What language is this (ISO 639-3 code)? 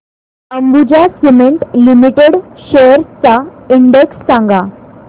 mar